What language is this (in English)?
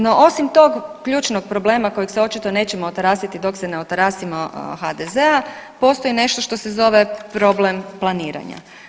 Croatian